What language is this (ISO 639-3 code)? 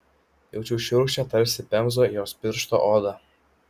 lit